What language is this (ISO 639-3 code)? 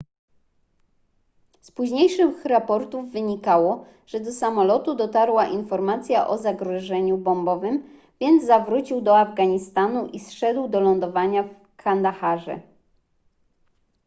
pol